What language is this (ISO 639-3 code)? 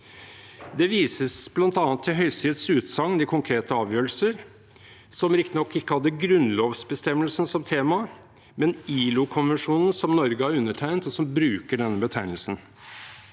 nor